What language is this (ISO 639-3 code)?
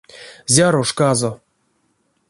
myv